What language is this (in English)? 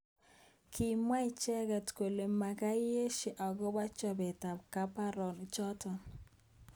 Kalenjin